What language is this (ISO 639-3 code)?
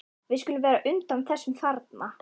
isl